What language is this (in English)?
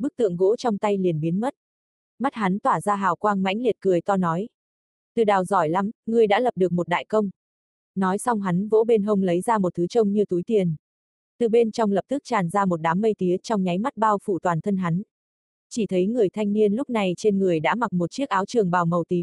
Vietnamese